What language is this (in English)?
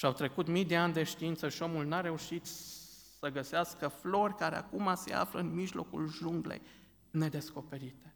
Romanian